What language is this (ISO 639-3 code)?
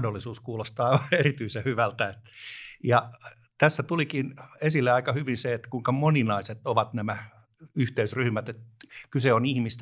fin